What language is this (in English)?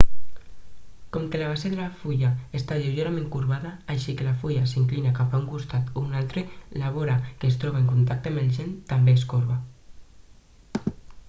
Catalan